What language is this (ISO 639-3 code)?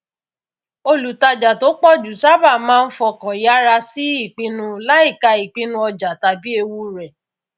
yor